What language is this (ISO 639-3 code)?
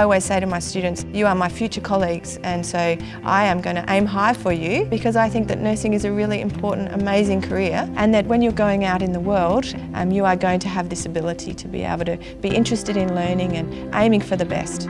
eng